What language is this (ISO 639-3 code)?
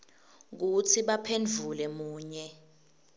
ssw